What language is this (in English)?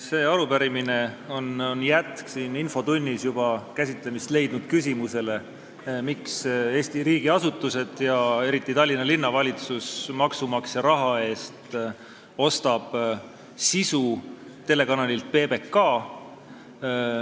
Estonian